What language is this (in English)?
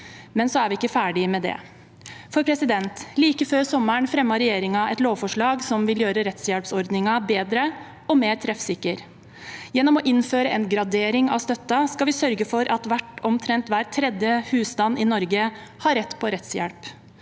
Norwegian